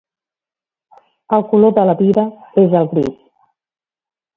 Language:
Catalan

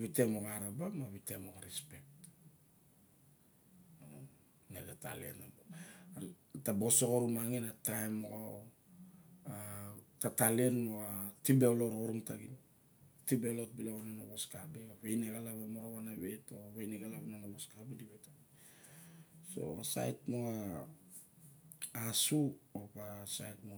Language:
Barok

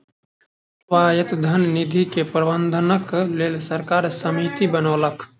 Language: Maithili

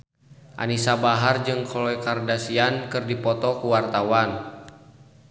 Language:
Sundanese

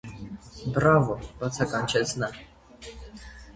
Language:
Armenian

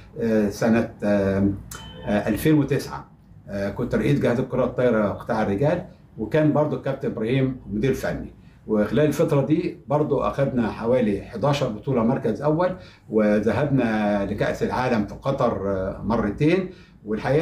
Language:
Arabic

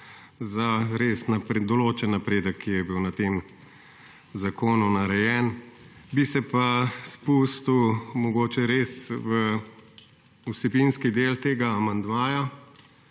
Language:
Slovenian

